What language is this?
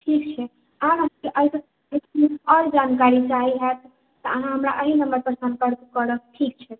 Maithili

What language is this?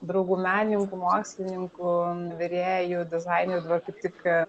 Lithuanian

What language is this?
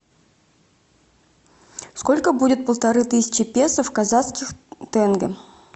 Russian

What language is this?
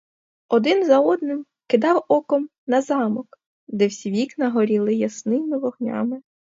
Ukrainian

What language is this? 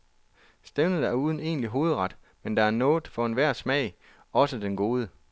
Danish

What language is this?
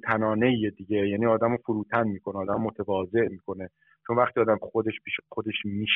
Persian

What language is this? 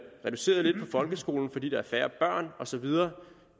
Danish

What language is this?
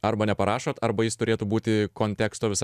Lithuanian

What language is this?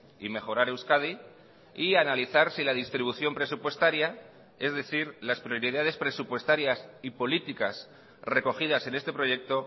Spanish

